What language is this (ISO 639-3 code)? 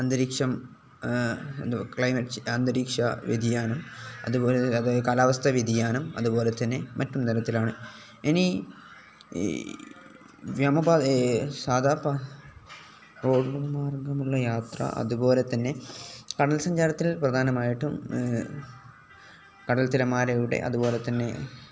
mal